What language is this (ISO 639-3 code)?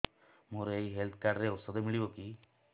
ori